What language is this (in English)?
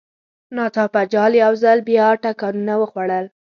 Pashto